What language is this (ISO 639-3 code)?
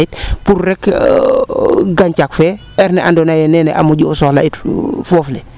srr